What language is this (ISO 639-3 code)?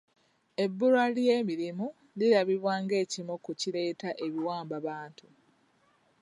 lug